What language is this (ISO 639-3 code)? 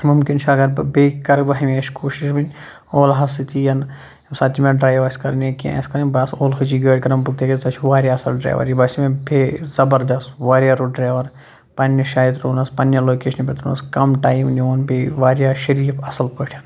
kas